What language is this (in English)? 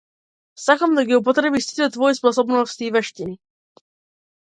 Macedonian